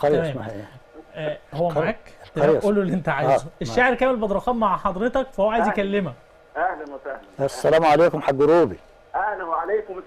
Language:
Arabic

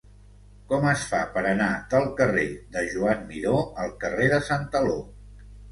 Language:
Catalan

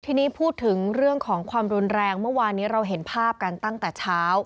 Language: Thai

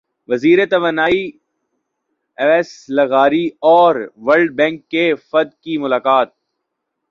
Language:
Urdu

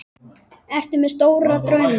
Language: Icelandic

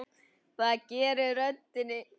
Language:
Icelandic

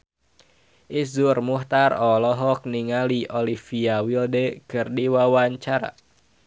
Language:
Sundanese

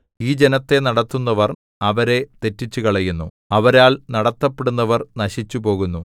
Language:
Malayalam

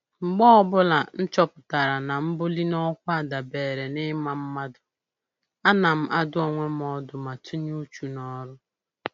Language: Igbo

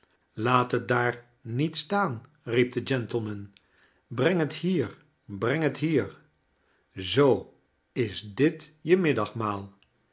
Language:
Dutch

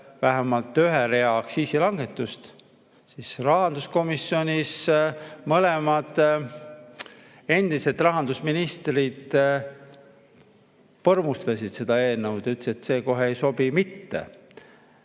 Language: Estonian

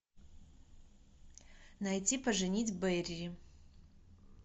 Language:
Russian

